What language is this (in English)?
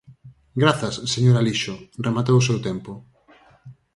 Galician